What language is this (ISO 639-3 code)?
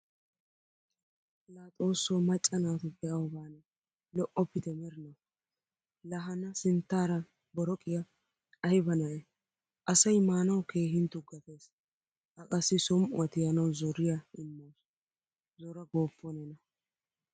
wal